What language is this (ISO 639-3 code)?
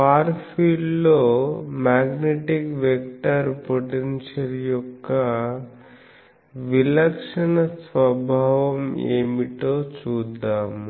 tel